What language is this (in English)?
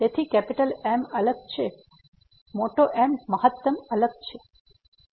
Gujarati